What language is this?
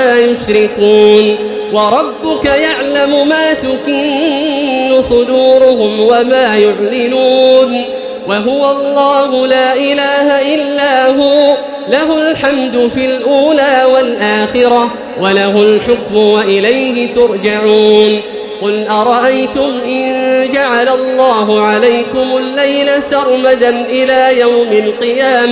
Arabic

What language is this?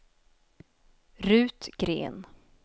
Swedish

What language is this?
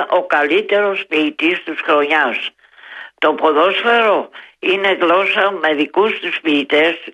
Greek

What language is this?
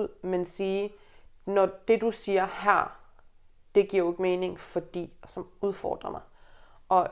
Danish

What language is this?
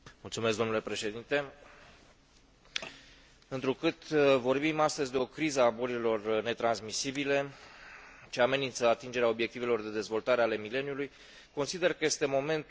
Romanian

